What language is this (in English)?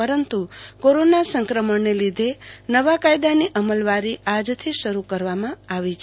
Gujarati